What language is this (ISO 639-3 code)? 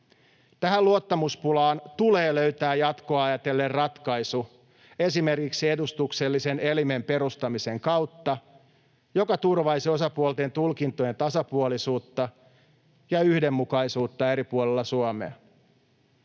fin